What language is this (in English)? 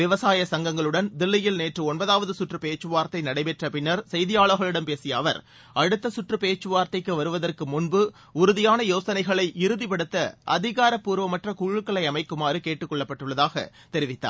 Tamil